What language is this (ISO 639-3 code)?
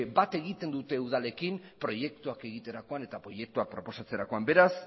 eus